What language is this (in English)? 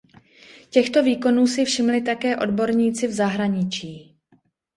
Czech